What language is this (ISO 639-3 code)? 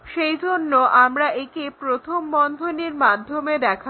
ben